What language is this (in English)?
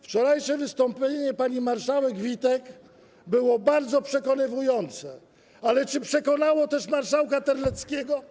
Polish